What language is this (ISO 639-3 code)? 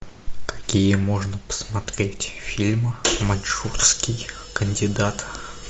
rus